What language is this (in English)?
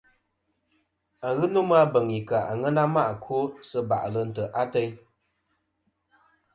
Kom